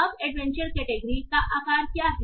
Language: Hindi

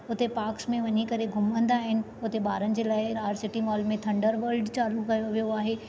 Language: Sindhi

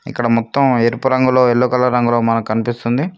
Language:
Telugu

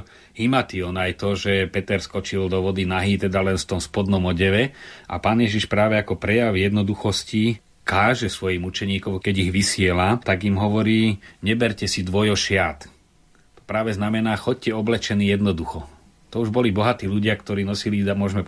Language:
Slovak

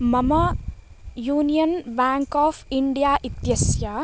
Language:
Sanskrit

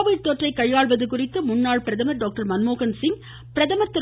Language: Tamil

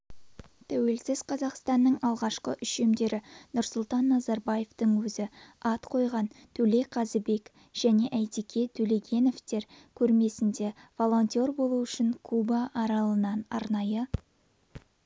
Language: Kazakh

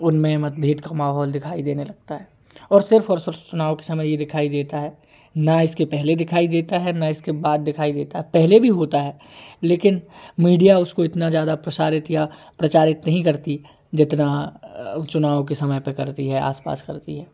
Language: Hindi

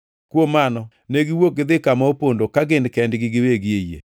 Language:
Luo (Kenya and Tanzania)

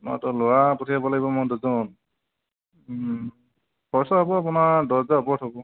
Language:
Assamese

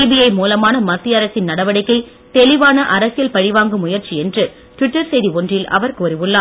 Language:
Tamil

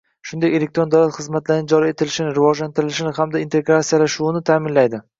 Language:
Uzbek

